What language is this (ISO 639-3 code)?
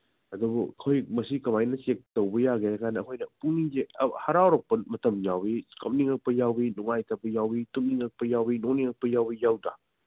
mni